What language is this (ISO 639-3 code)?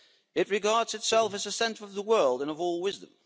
eng